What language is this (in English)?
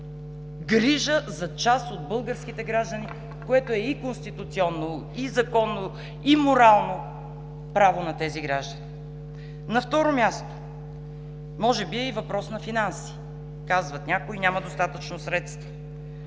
Bulgarian